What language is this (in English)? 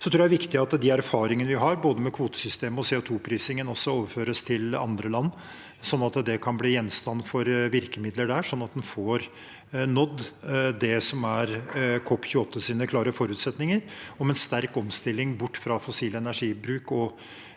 Norwegian